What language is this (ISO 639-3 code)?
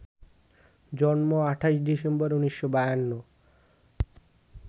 ben